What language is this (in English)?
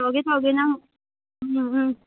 Manipuri